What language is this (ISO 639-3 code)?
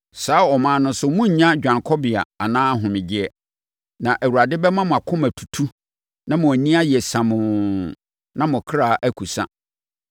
aka